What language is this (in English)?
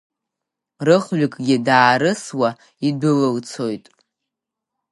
Abkhazian